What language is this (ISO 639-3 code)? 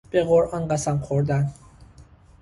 fas